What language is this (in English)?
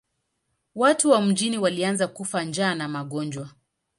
Swahili